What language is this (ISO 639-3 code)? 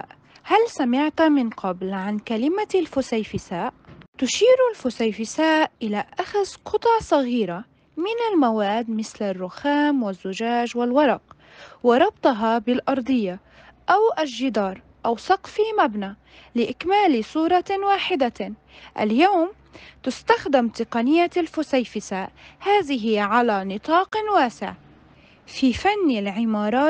ara